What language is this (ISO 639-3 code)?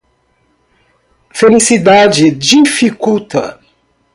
por